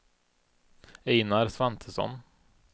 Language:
Swedish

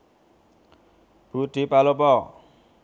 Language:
Javanese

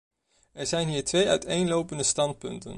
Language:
Dutch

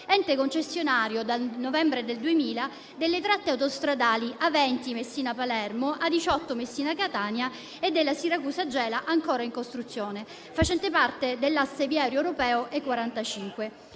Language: Italian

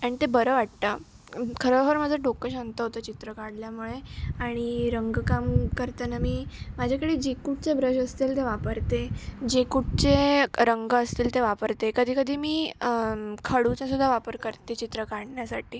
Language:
Marathi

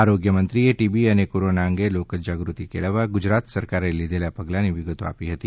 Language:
Gujarati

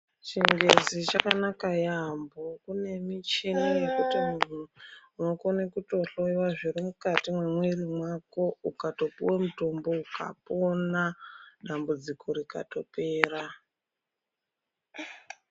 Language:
Ndau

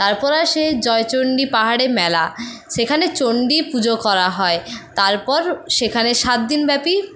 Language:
Bangla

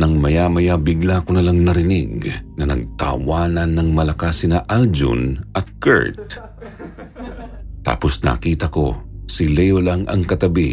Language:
Filipino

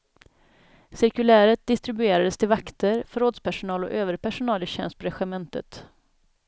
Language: Swedish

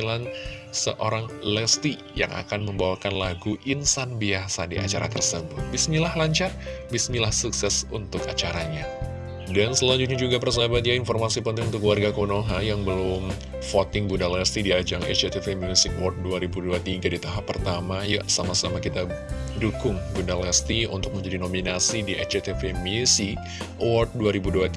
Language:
Indonesian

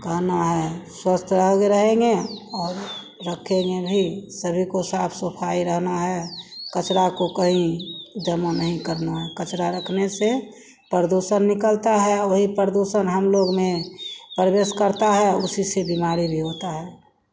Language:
Hindi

